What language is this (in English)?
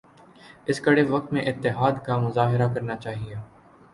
Urdu